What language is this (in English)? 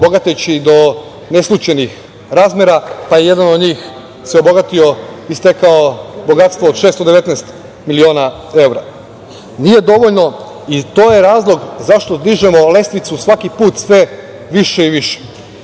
Serbian